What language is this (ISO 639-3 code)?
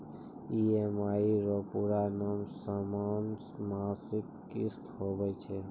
mai